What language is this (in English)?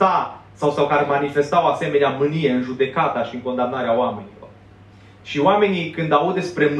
Romanian